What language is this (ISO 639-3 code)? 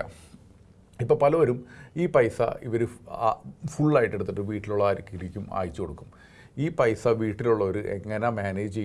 eng